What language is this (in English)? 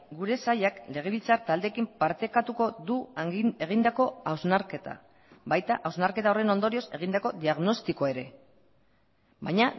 Basque